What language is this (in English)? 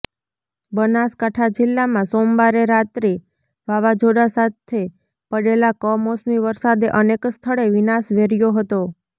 Gujarati